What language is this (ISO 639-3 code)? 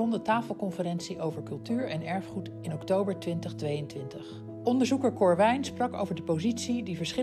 nld